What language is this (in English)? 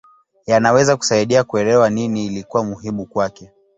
Swahili